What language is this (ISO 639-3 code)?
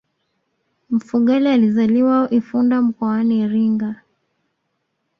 swa